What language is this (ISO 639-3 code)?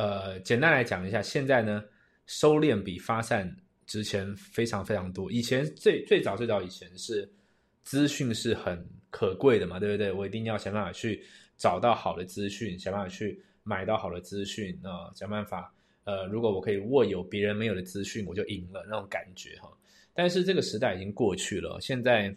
zho